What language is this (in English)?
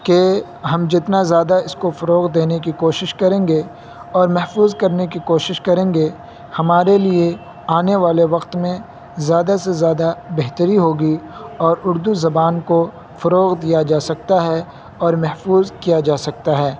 Urdu